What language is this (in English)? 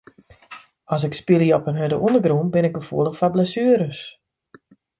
Western Frisian